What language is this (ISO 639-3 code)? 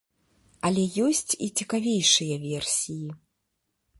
bel